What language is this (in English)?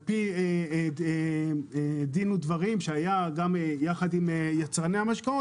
Hebrew